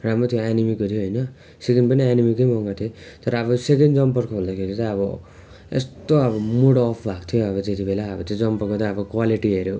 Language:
Nepali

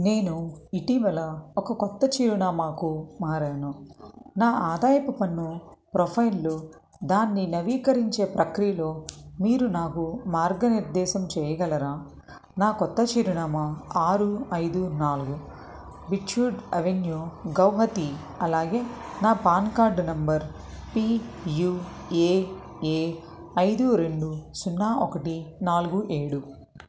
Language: Telugu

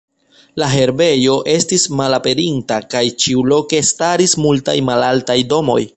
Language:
Esperanto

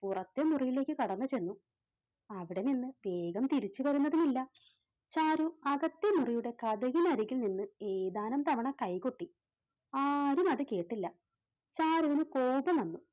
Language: Malayalam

